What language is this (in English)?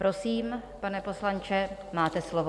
Czech